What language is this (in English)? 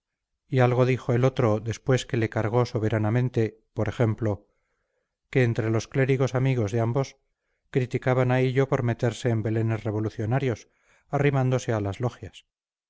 Spanish